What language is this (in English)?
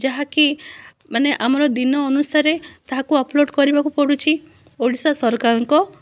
Odia